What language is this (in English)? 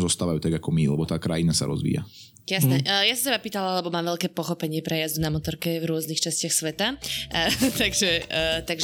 Slovak